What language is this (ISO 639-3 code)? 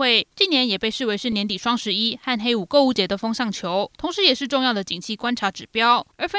zho